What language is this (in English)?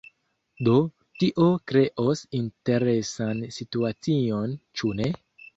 Esperanto